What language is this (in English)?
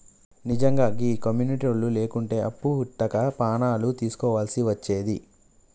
Telugu